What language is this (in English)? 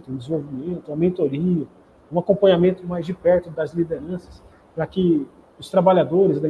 Portuguese